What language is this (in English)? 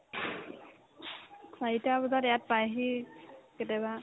Assamese